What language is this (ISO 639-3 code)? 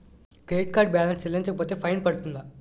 tel